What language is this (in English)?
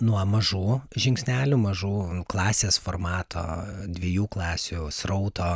Lithuanian